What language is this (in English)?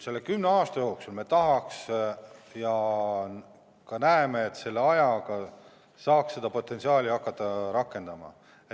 Estonian